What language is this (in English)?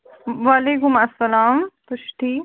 Kashmiri